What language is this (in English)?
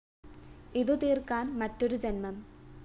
Malayalam